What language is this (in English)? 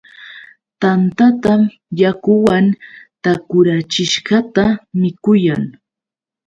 Yauyos Quechua